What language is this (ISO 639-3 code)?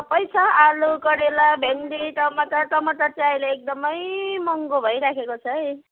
nep